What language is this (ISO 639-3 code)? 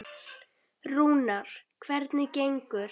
isl